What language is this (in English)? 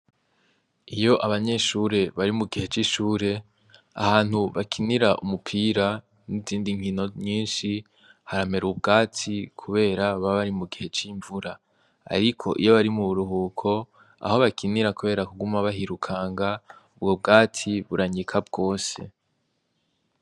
Rundi